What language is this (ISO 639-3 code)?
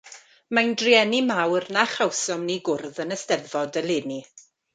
cym